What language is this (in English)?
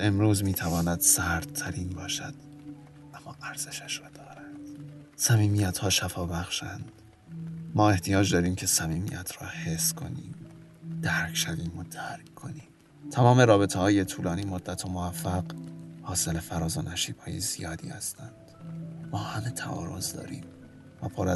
Persian